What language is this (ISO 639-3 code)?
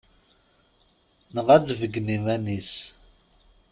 kab